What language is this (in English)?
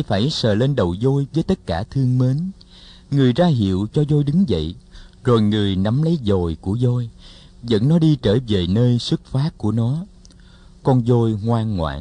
Vietnamese